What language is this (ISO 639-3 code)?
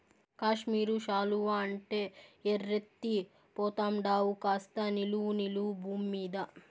tel